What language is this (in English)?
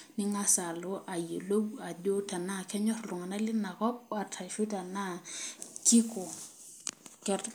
Masai